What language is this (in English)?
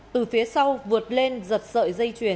Vietnamese